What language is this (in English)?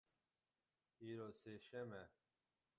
Kurdish